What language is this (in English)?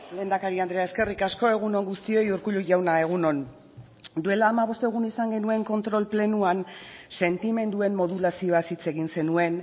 Basque